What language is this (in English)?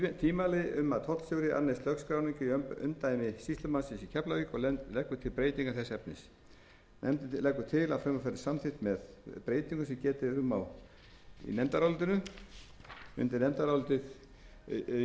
Icelandic